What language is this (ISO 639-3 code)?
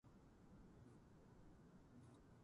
jpn